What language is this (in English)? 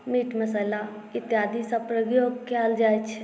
Maithili